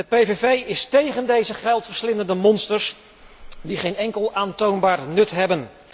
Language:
Dutch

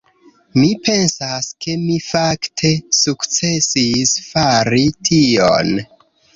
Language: Esperanto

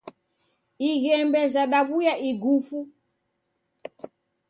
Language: Taita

